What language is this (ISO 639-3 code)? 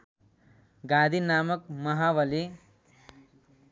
nep